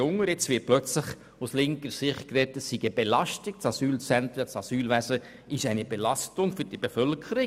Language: Swiss German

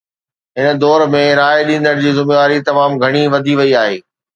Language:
Sindhi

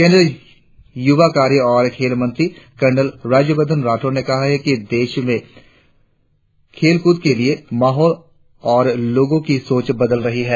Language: Hindi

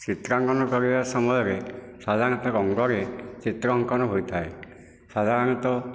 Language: Odia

